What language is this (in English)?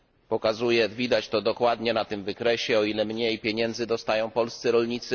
Polish